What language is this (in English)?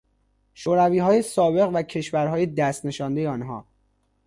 Persian